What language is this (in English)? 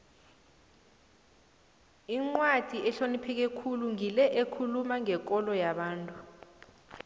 South Ndebele